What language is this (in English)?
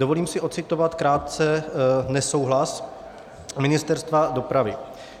Czech